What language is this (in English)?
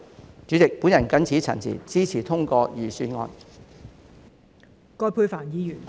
Cantonese